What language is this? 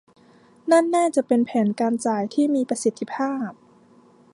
Thai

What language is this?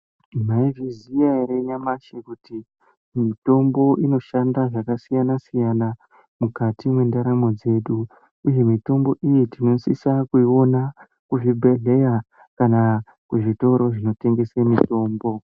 Ndau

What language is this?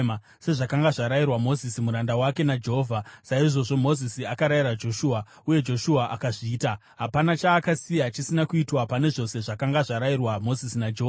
Shona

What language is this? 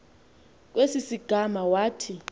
Xhosa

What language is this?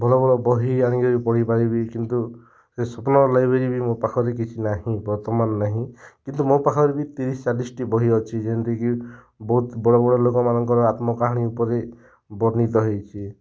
Odia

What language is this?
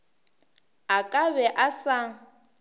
Northern Sotho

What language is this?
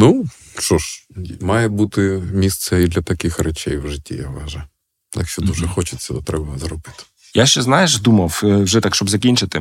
Ukrainian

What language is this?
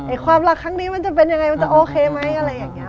Thai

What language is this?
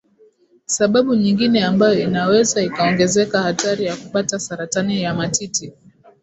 Swahili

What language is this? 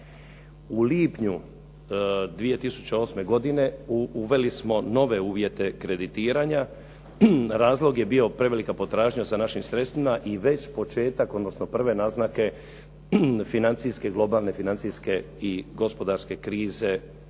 Croatian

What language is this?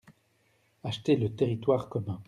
French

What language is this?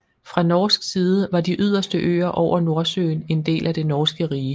Danish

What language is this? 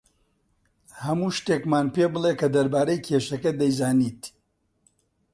Central Kurdish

